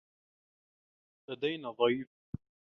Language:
Arabic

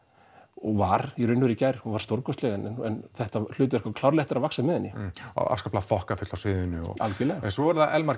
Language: Icelandic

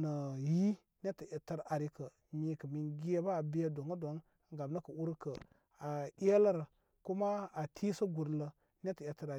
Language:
Koma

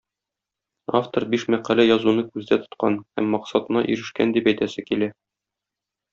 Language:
Tatar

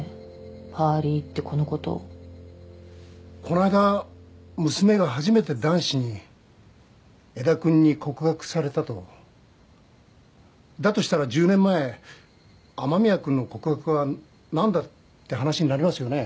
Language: Japanese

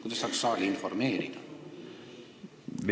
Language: Estonian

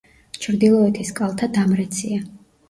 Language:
Georgian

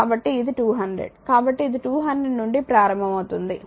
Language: Telugu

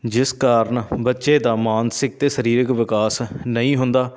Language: Punjabi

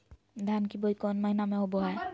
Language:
Magahi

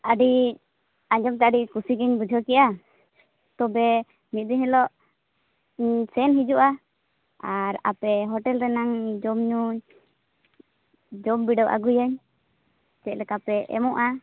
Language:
Santali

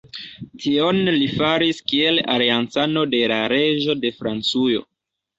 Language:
Esperanto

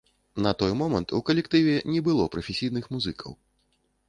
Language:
Belarusian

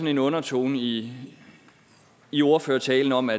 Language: Danish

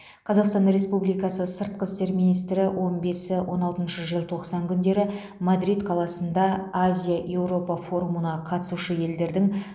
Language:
Kazakh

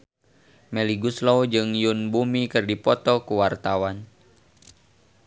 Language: Sundanese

